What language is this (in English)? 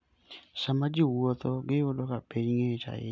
Luo (Kenya and Tanzania)